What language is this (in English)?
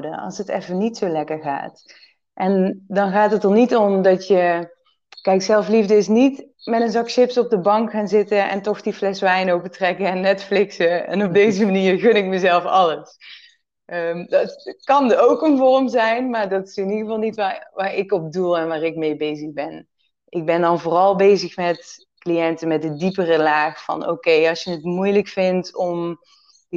Dutch